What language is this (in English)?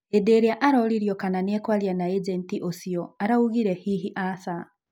Kikuyu